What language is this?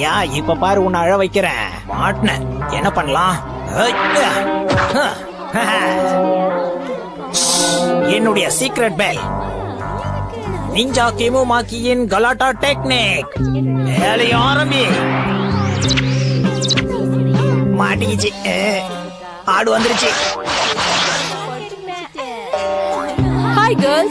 Tamil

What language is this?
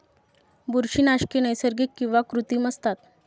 Marathi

